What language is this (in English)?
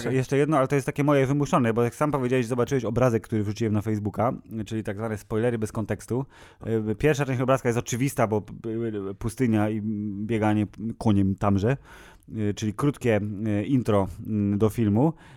Polish